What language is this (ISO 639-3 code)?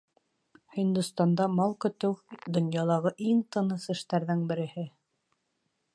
bak